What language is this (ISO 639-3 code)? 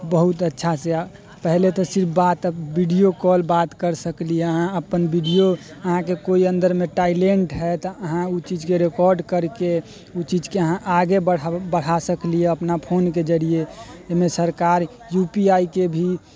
mai